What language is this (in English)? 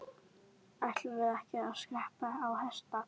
Icelandic